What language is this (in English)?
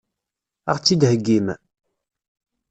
Kabyle